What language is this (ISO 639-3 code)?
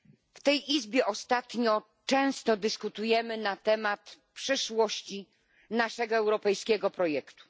pol